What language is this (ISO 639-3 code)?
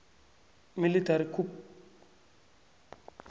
nbl